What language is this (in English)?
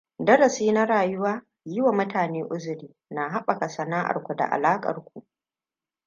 Hausa